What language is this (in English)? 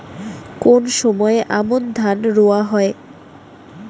Bangla